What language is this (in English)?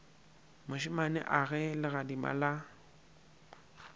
Northern Sotho